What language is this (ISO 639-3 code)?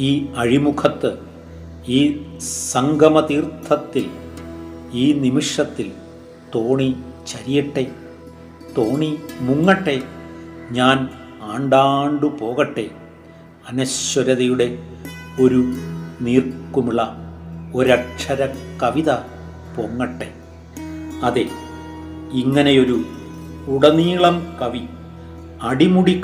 mal